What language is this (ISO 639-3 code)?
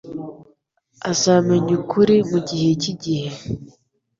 kin